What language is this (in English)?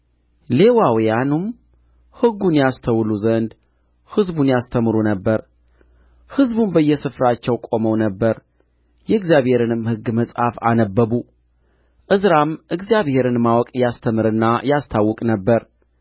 Amharic